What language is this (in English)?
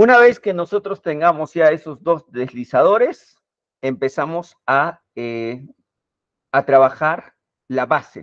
Spanish